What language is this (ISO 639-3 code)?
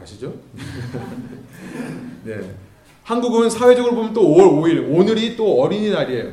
kor